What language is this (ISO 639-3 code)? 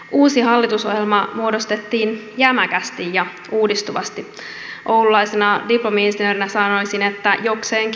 fin